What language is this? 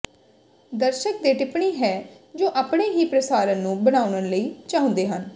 Punjabi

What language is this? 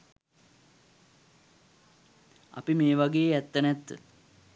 Sinhala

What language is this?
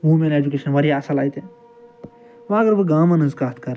Kashmiri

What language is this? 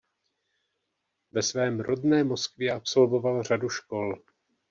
Czech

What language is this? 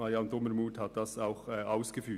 Swiss German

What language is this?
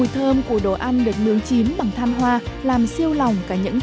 Vietnamese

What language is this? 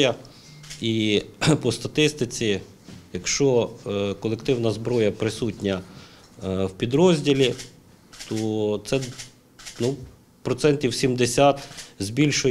Ukrainian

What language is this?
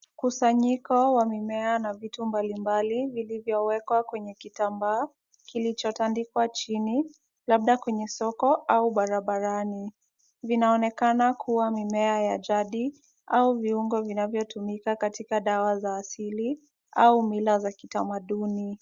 Swahili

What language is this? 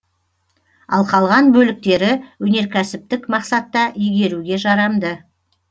Kazakh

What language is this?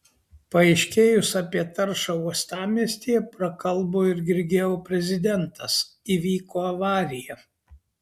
Lithuanian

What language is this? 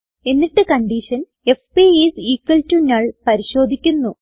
Malayalam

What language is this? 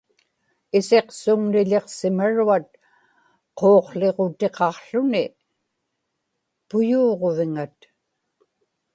Inupiaq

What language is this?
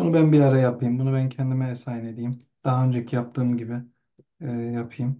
Turkish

